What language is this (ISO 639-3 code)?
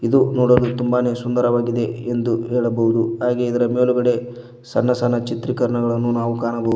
kan